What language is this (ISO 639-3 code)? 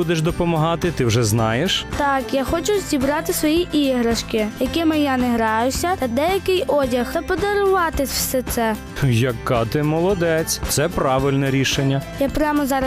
ukr